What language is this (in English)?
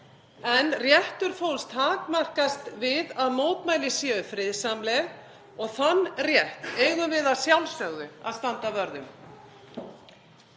Icelandic